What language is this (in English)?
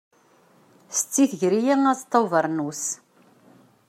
Kabyle